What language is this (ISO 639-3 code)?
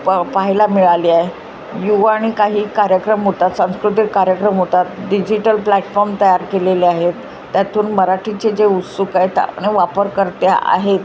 mar